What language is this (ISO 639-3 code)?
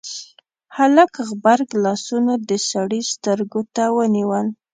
pus